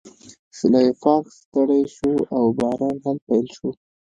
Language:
Pashto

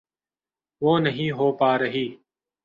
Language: Urdu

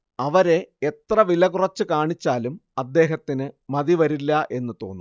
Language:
Malayalam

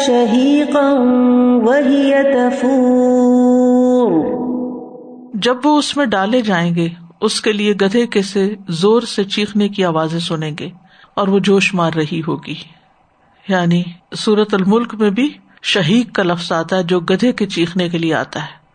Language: Urdu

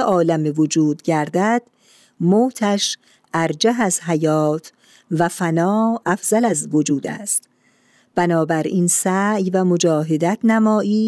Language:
Persian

